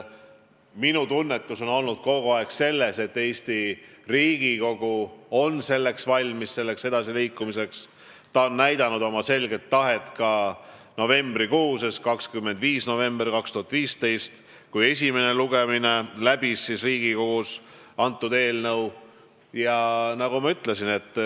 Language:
Estonian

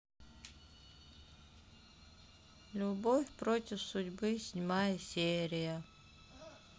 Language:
Russian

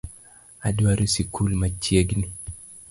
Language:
Luo (Kenya and Tanzania)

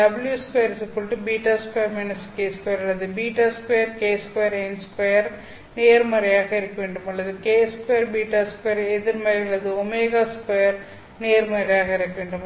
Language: Tamil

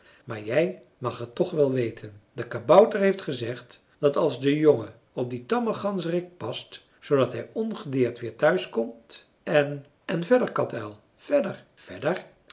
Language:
Dutch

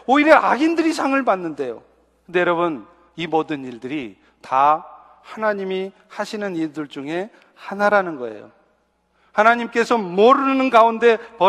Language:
Korean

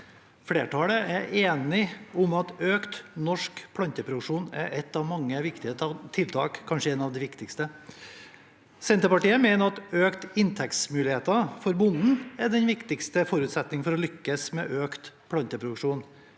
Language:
Norwegian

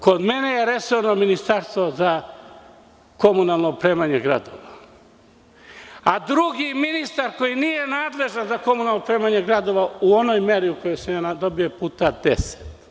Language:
Serbian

